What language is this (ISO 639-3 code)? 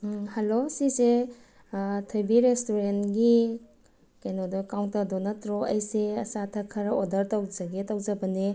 mni